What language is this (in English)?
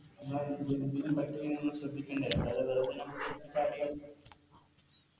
Malayalam